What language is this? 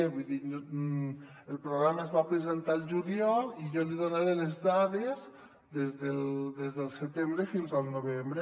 Catalan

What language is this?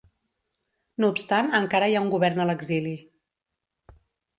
Catalan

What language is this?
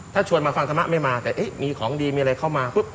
Thai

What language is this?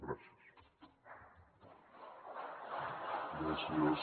Catalan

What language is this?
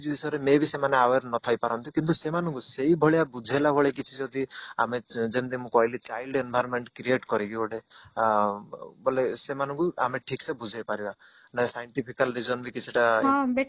Odia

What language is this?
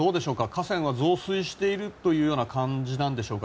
Japanese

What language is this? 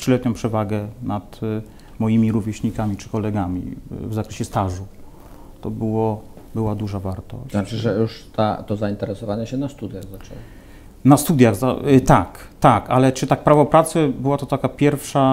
Polish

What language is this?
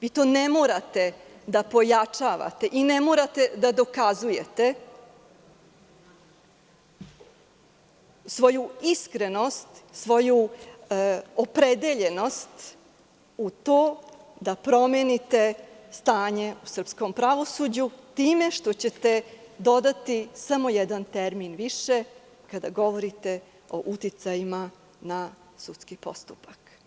Serbian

